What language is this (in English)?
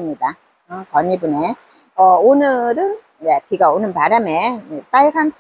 Korean